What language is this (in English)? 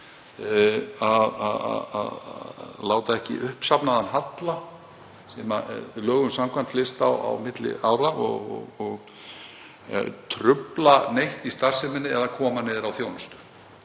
Icelandic